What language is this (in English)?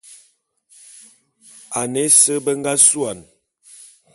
Bulu